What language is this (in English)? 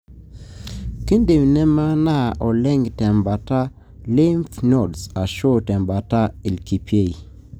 Masai